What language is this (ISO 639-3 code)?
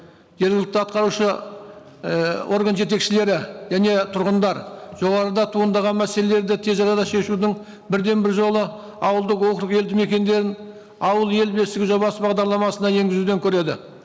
kaz